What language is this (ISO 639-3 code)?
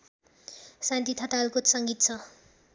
nep